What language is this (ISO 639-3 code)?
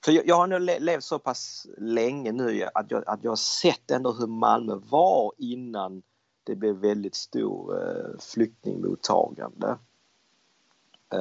swe